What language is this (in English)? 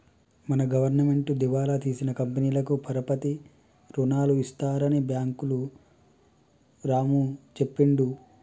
Telugu